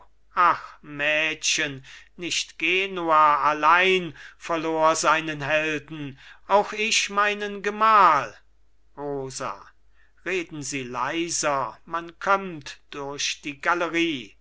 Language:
German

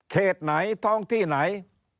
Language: Thai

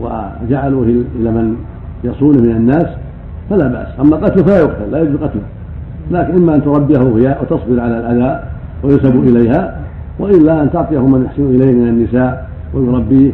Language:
Arabic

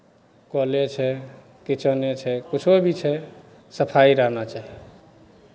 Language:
Maithili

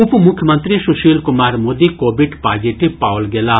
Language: Maithili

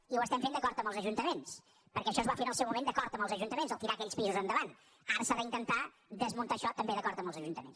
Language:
Catalan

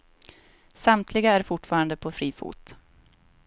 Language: Swedish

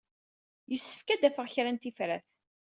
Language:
Kabyle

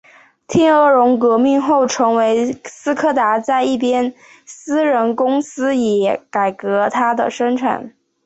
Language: Chinese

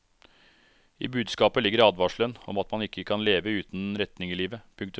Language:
Norwegian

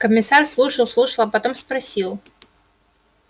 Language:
Russian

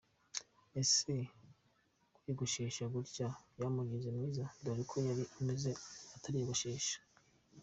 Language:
Kinyarwanda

